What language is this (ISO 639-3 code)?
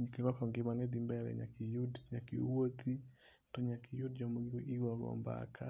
luo